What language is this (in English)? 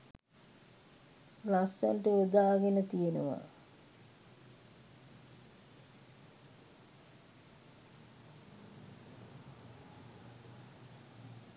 Sinhala